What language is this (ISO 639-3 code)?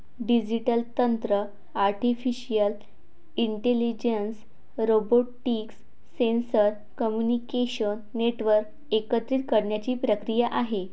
mar